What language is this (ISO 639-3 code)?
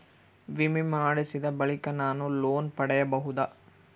kan